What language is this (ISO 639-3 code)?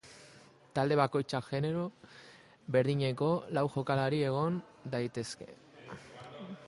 eus